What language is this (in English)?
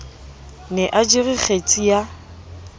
Southern Sotho